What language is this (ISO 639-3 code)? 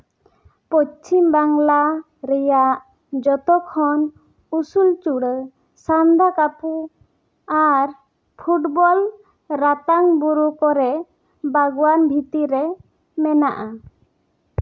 sat